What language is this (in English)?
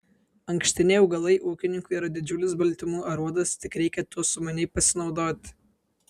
Lithuanian